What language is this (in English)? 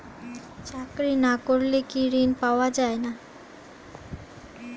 Bangla